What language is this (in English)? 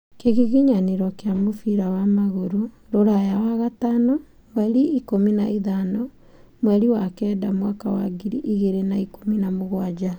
Kikuyu